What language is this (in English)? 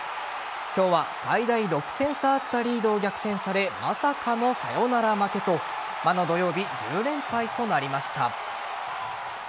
Japanese